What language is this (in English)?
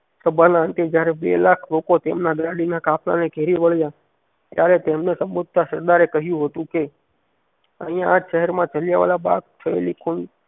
Gujarati